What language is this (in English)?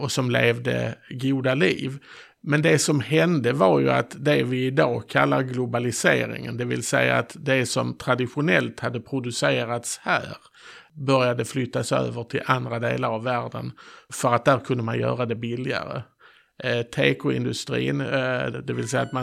Swedish